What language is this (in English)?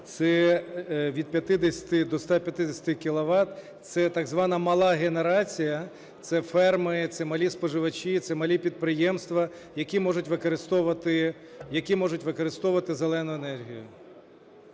Ukrainian